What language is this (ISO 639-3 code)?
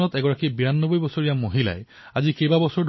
asm